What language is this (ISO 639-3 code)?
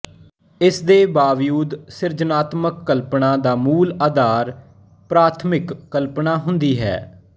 pan